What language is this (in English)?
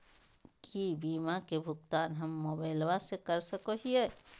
Magahi